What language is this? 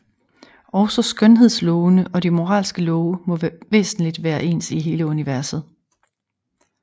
Danish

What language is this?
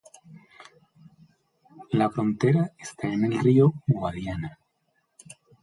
Spanish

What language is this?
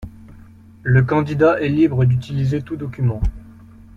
French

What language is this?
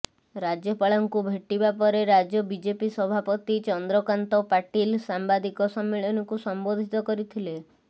Odia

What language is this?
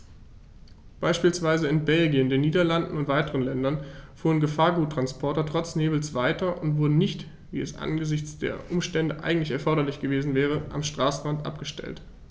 German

